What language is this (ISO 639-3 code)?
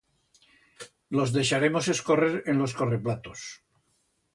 arg